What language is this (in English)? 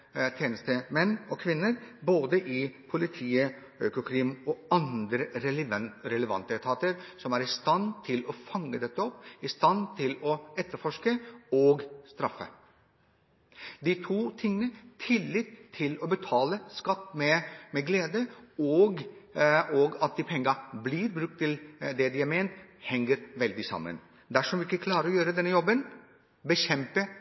Norwegian Bokmål